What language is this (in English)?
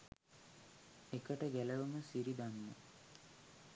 Sinhala